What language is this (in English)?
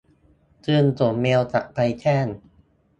Thai